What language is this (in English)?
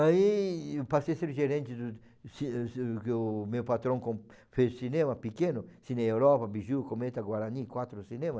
Portuguese